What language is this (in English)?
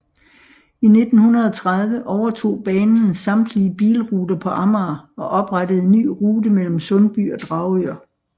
Danish